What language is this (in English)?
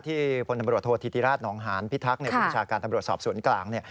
Thai